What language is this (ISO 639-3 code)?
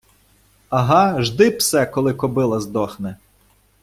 ukr